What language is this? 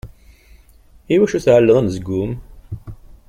Kabyle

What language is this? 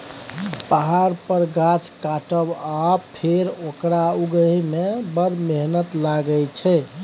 Maithili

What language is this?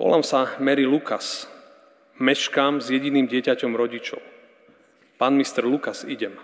Slovak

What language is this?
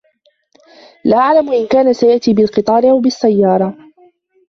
Arabic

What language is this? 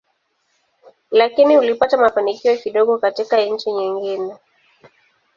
Swahili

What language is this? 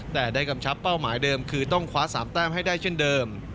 Thai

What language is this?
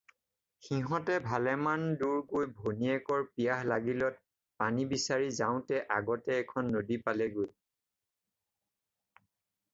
Assamese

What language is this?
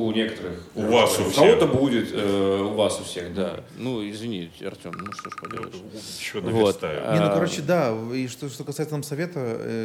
Russian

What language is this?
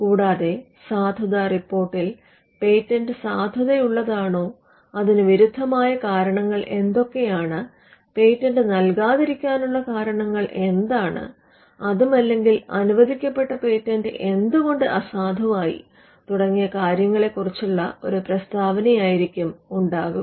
Malayalam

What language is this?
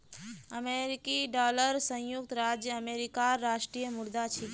Magahi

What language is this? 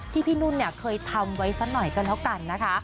Thai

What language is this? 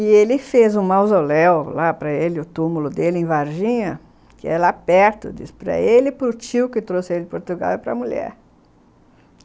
Portuguese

